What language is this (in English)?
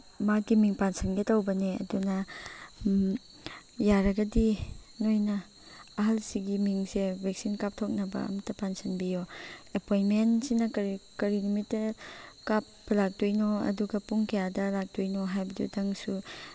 Manipuri